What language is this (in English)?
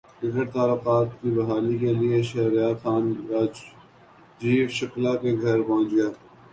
Urdu